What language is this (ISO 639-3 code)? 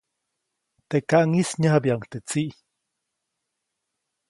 zoc